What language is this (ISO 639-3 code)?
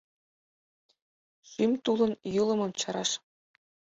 chm